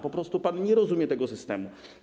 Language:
Polish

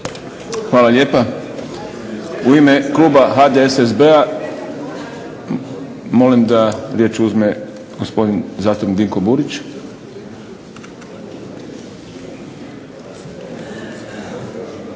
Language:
Croatian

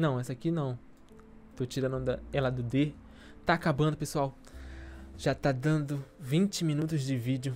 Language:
Portuguese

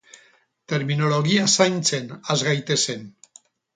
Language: Basque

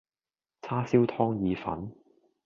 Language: Cantonese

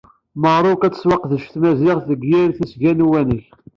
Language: Kabyle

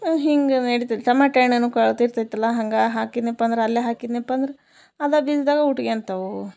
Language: Kannada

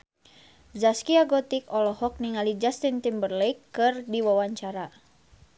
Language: Sundanese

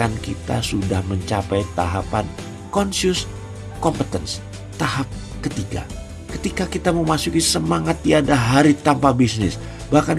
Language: Indonesian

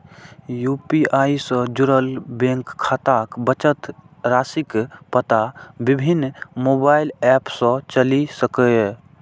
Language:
Maithili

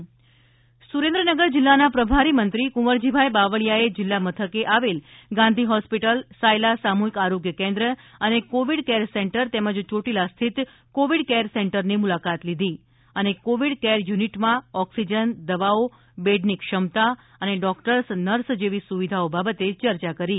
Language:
Gujarati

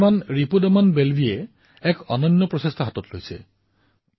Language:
Assamese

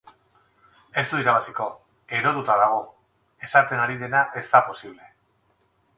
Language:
Basque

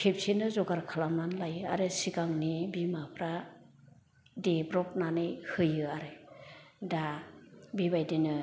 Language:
Bodo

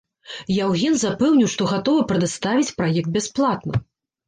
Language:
Belarusian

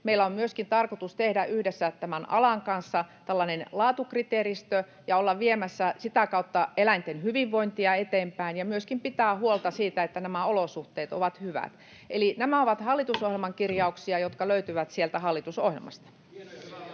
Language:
Finnish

